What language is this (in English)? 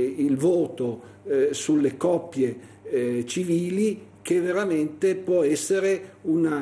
Italian